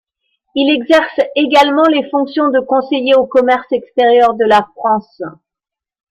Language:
French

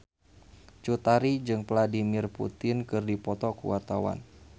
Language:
Sundanese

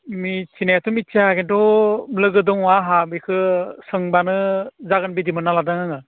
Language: Bodo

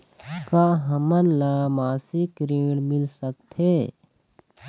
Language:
Chhattisgarhi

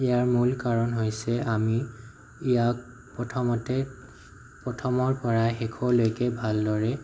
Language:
Assamese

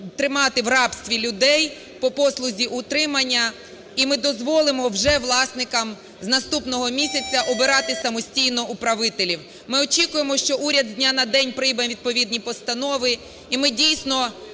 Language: Ukrainian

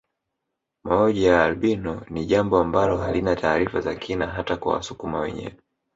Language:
Swahili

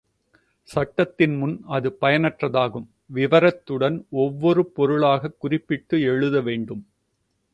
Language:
Tamil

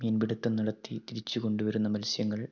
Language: Malayalam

